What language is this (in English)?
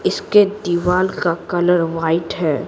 Hindi